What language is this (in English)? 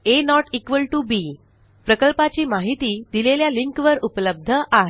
Marathi